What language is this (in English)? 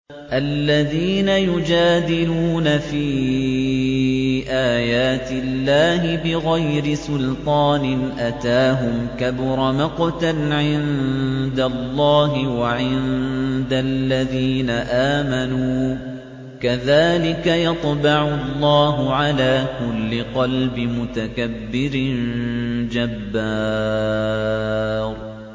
Arabic